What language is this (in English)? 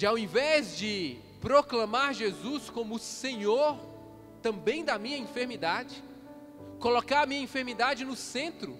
Portuguese